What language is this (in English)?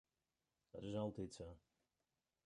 Western Frisian